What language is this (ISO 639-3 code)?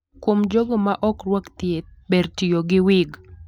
luo